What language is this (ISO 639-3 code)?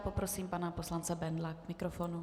ces